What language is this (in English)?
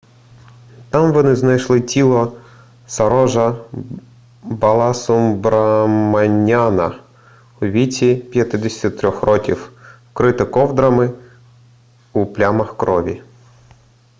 Ukrainian